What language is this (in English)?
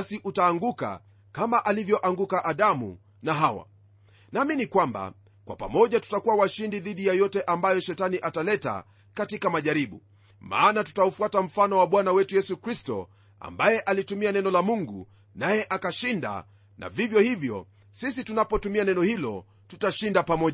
Swahili